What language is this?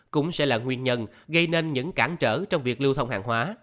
Vietnamese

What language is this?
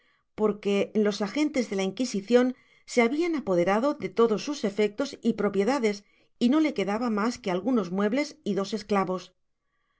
Spanish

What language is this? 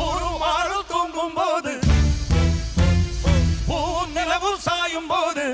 Tamil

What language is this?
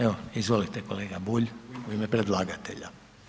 Croatian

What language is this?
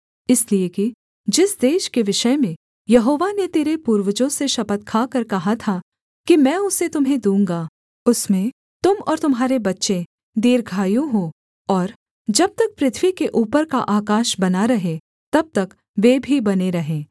Hindi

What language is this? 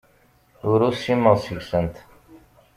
Kabyle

